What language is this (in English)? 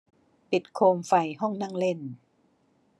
Thai